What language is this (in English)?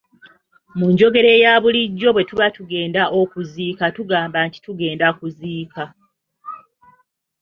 Ganda